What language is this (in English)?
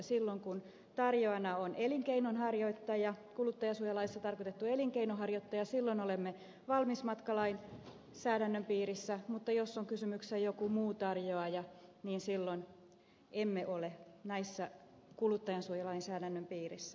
Finnish